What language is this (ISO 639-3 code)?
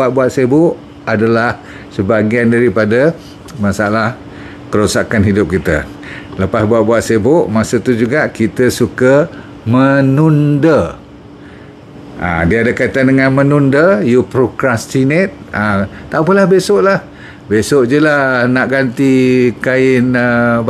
msa